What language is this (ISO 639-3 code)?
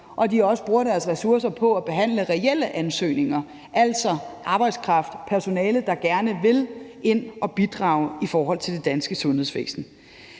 dan